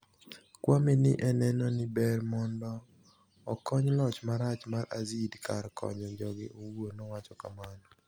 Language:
Luo (Kenya and Tanzania)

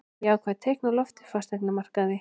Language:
Icelandic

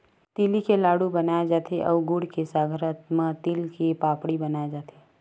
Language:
Chhattisgarhi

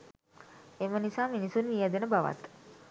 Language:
Sinhala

